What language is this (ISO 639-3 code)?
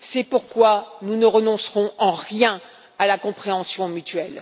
fra